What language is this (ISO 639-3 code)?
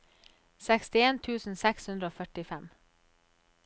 nor